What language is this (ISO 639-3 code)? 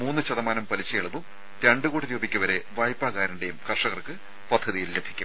mal